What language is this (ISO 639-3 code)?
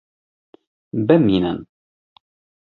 kur